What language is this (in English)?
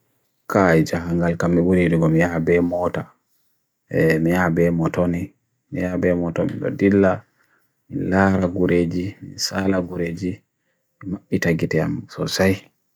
Bagirmi Fulfulde